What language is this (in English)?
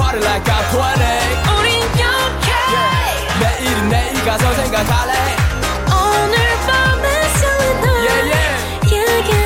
Korean